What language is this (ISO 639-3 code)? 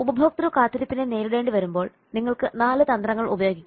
mal